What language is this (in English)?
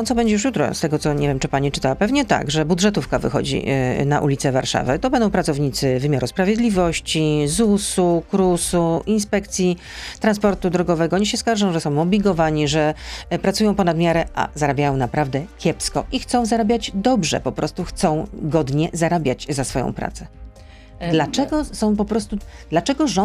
Polish